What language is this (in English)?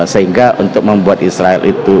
Indonesian